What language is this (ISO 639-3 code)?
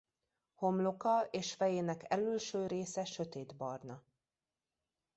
hun